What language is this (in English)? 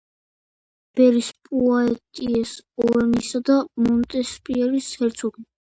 Georgian